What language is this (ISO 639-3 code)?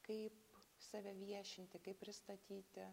lit